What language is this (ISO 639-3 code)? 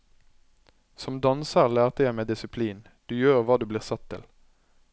nor